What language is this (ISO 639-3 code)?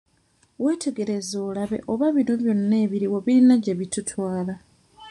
lug